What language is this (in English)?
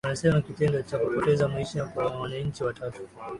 Swahili